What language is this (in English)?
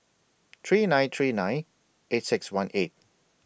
English